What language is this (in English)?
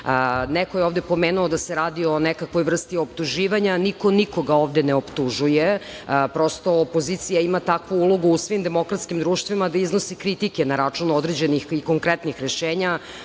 Serbian